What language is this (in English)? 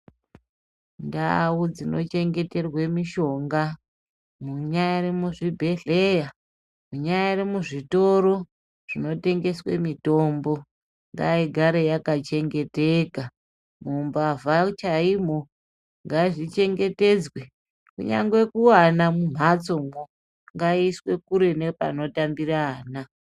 Ndau